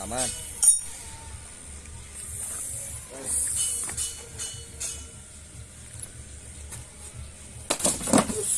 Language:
Indonesian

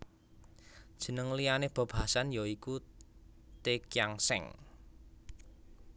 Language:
Javanese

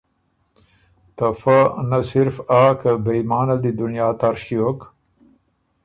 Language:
Ormuri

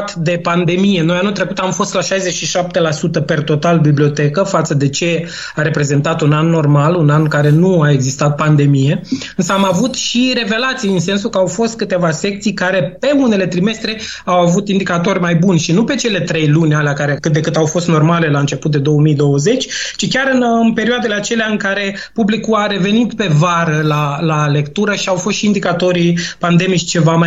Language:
Romanian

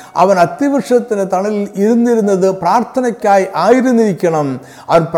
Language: Malayalam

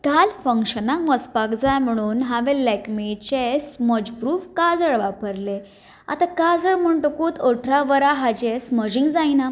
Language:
Konkani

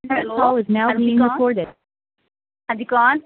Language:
Punjabi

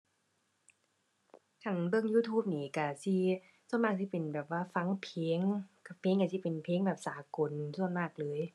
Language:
Thai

